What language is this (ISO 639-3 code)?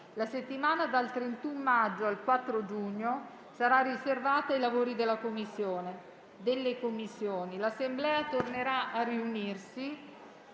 ita